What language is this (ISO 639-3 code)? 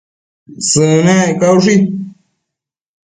mcf